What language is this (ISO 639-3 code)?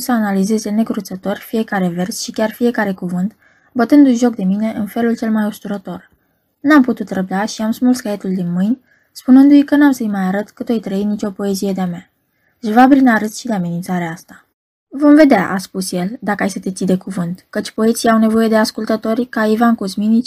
ron